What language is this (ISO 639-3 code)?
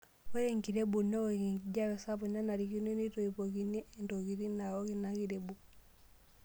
mas